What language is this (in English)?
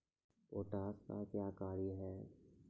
Maithili